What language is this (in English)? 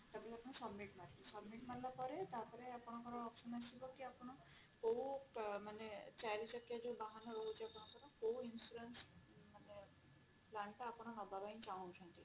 Odia